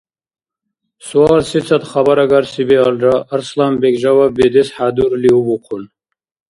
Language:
Dargwa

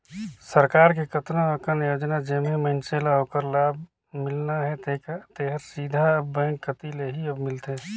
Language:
Chhattisgarhi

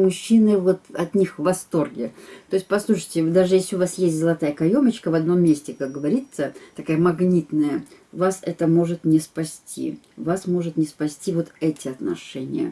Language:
Russian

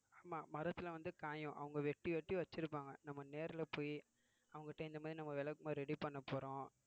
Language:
Tamil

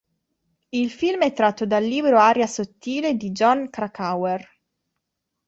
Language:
Italian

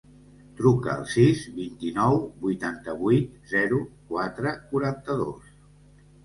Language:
Catalan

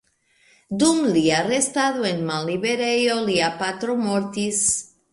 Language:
Esperanto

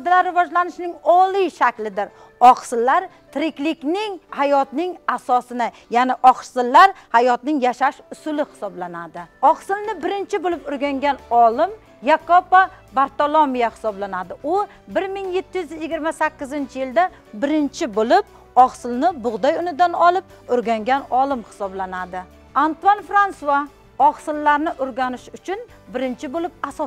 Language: Turkish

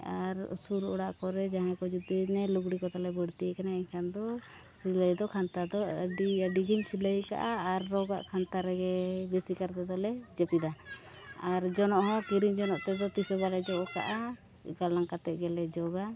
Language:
Santali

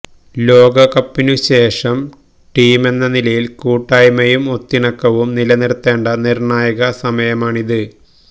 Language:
Malayalam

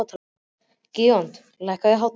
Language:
Icelandic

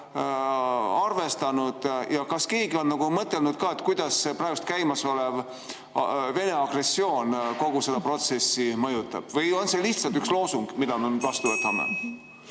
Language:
Estonian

